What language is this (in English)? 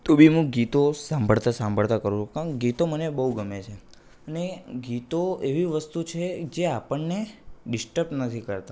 Gujarati